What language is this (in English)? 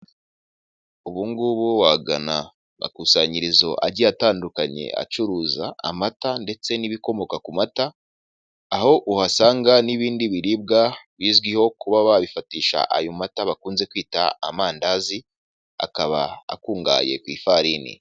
Kinyarwanda